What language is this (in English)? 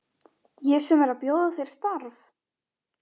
Icelandic